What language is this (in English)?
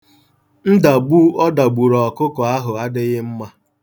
Igbo